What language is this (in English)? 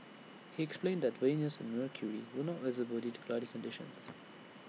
English